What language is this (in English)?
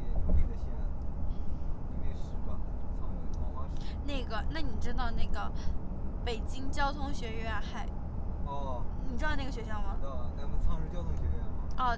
Chinese